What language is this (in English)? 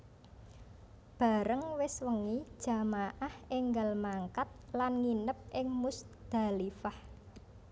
Javanese